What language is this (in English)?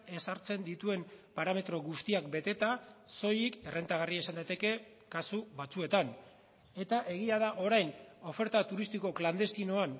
Basque